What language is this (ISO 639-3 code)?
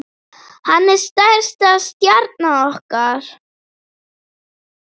isl